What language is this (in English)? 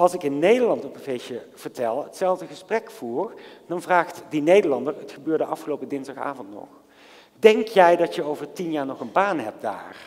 Dutch